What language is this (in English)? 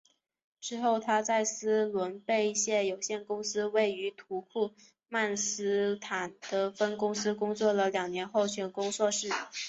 Chinese